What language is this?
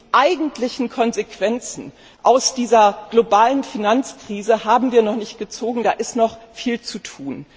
German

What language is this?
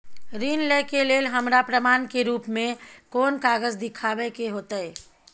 Maithili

